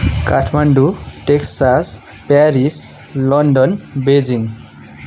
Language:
Nepali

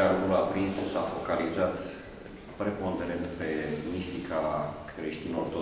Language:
Romanian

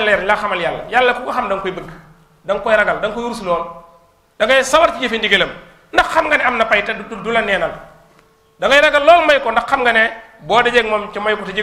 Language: Indonesian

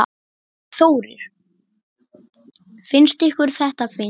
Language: Icelandic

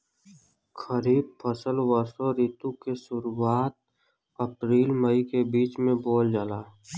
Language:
Bhojpuri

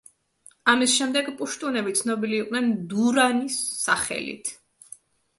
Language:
Georgian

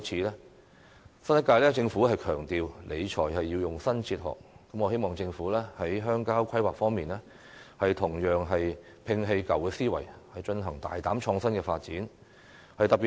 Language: Cantonese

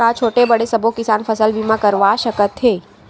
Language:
Chhattisgarhi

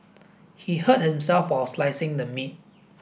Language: English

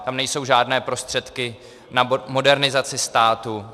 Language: Czech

